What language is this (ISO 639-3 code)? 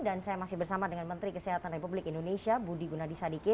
ind